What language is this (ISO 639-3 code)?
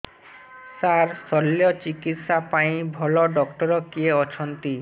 ori